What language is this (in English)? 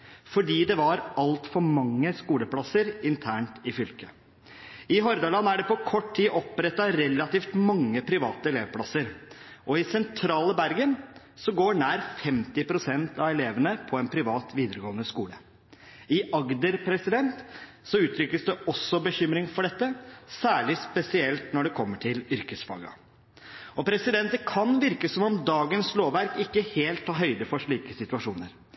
Norwegian Bokmål